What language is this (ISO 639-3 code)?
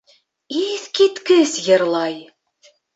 bak